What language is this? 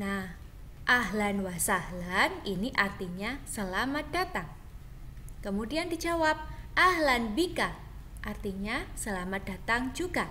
Indonesian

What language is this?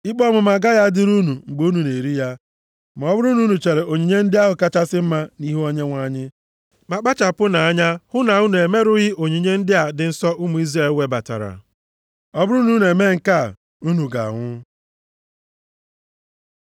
Igbo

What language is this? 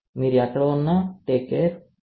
Telugu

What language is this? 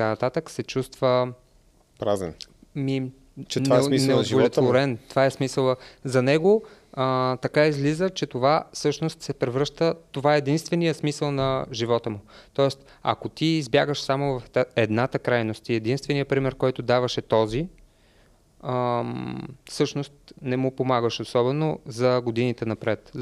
Bulgarian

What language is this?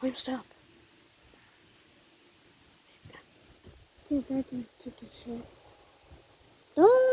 English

